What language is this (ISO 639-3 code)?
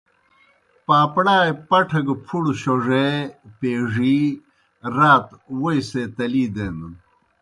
plk